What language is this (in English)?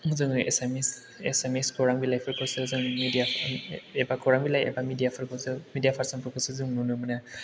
Bodo